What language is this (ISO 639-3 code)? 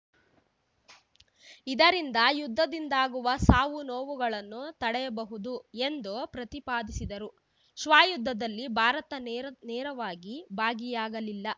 kan